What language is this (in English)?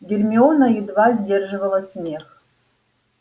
Russian